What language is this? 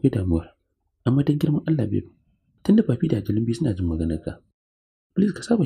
Arabic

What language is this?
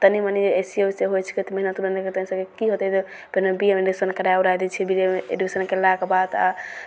Maithili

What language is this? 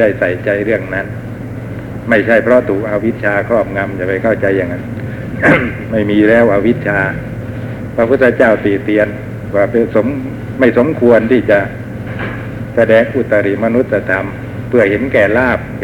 Thai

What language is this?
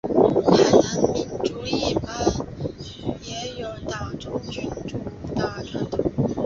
Chinese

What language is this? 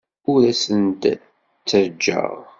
Kabyle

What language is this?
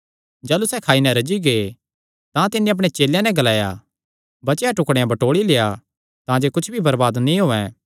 Kangri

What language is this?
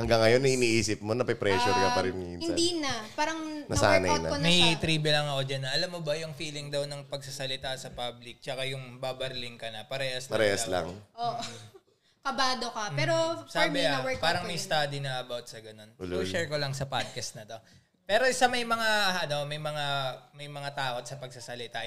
Filipino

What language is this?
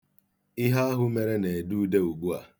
Igbo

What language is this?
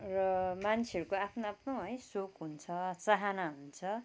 Nepali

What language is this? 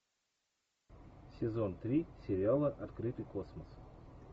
Russian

